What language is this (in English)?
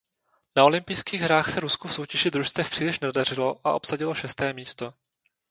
Czech